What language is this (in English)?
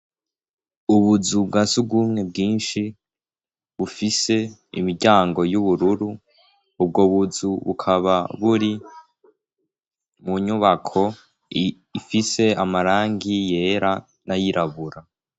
Rundi